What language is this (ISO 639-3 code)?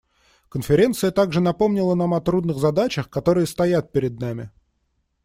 rus